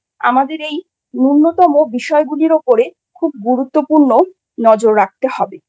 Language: Bangla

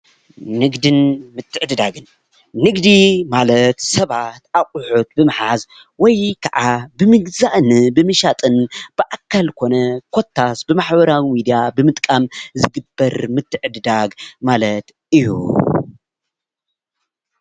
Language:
Tigrinya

